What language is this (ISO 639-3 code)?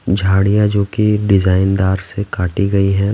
hin